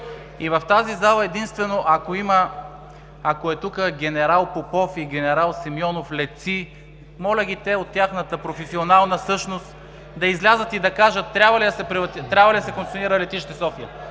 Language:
Bulgarian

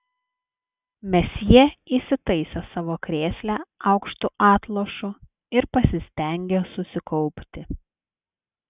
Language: Lithuanian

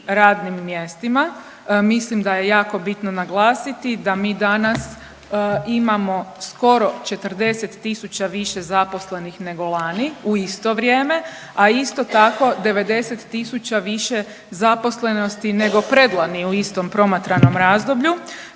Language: Croatian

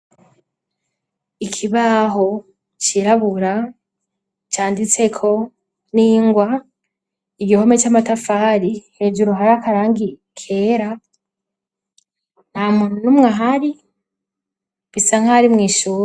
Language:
Rundi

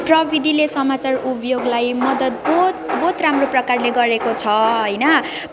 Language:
Nepali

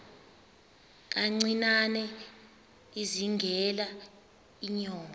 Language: Xhosa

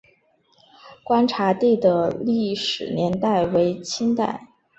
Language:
Chinese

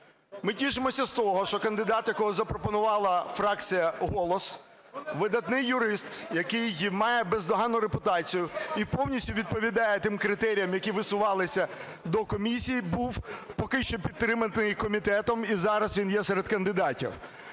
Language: Ukrainian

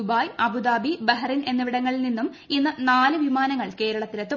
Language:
Malayalam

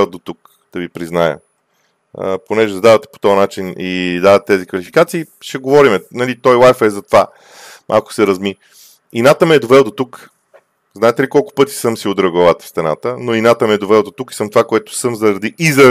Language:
Bulgarian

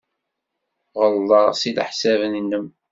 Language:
Kabyle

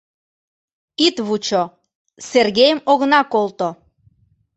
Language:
Mari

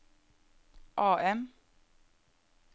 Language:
Norwegian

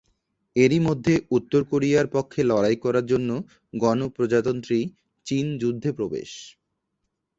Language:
Bangla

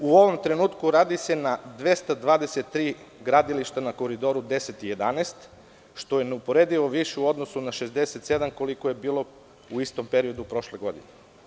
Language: Serbian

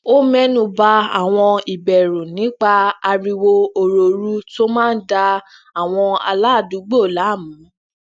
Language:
Yoruba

